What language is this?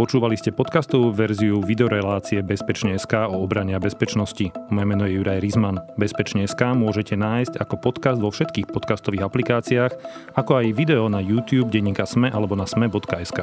Slovak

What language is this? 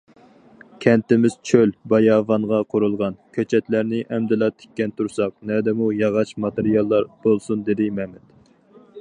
Uyghur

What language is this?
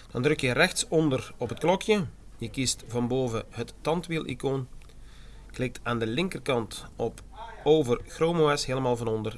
Dutch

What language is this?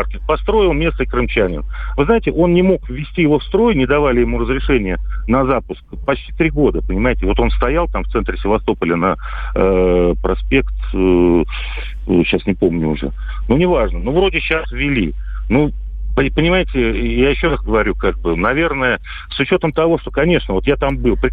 Russian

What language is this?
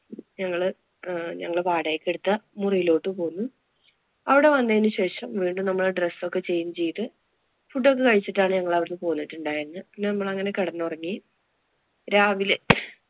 Malayalam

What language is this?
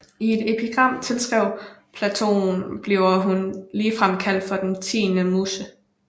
Danish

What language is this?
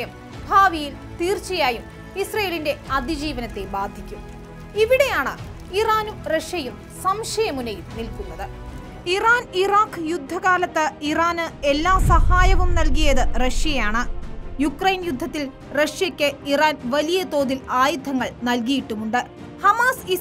Turkish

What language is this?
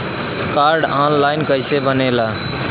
Bhojpuri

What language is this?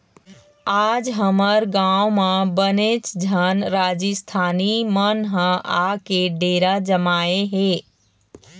Chhattisgarhi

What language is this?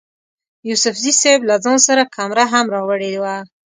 Pashto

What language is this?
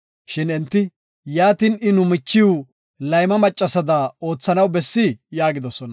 Gofa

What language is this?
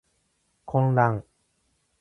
Japanese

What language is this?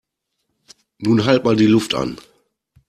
German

